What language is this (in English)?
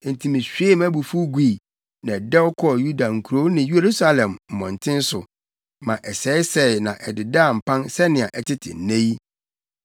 Akan